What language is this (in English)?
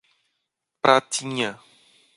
Portuguese